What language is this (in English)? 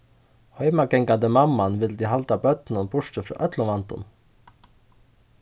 Faroese